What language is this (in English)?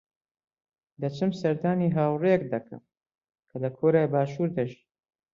Central Kurdish